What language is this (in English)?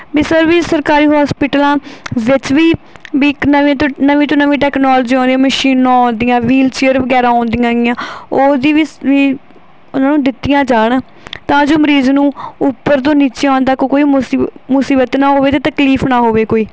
Punjabi